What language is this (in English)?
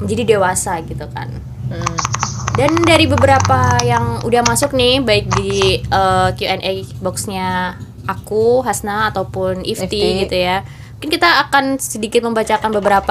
Indonesian